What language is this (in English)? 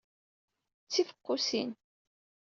Kabyle